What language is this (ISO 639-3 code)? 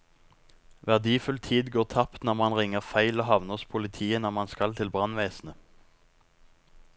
nor